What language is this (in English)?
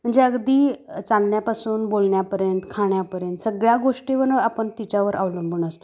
Marathi